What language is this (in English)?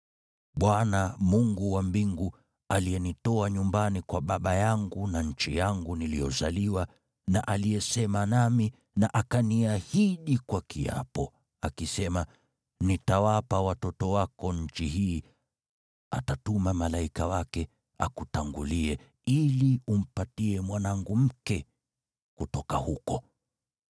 Swahili